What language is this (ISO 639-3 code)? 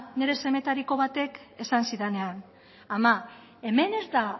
eus